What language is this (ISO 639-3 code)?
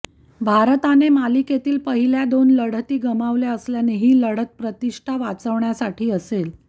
mar